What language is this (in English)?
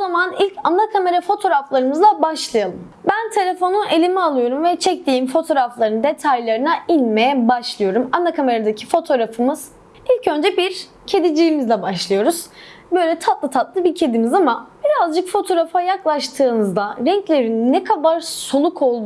Turkish